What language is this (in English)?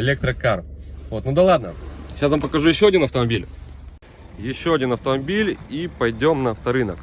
Russian